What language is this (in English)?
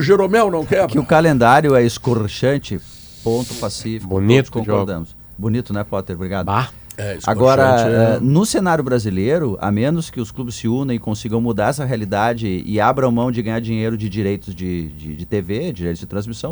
Portuguese